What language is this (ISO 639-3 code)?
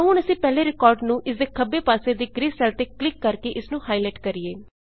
pan